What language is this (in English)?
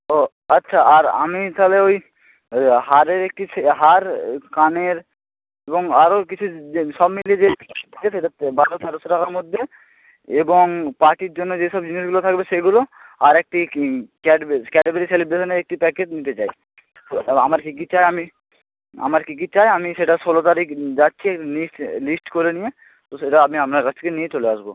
Bangla